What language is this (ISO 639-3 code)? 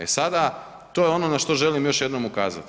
hrv